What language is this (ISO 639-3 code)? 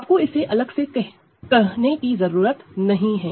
hin